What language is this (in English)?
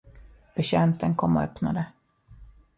Swedish